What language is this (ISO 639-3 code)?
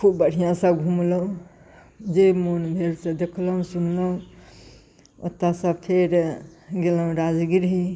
mai